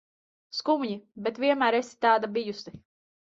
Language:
Latvian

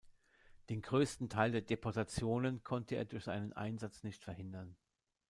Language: German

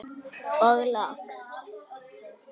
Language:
Icelandic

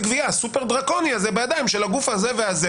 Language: Hebrew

